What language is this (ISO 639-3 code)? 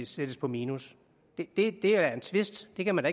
dan